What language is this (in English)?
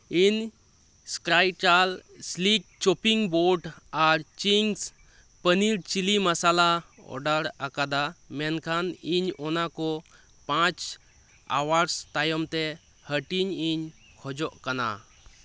Santali